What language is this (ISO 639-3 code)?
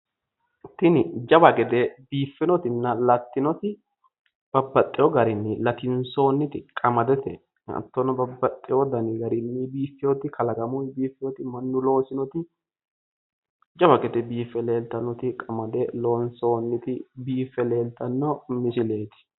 sid